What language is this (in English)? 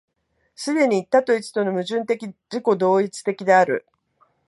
Japanese